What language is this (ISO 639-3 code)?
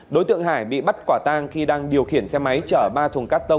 vie